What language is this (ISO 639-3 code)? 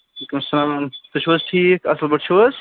kas